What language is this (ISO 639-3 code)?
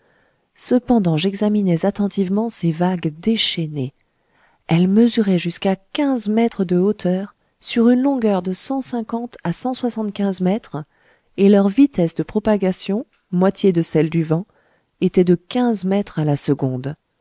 fra